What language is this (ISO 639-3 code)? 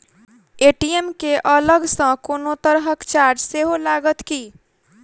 mai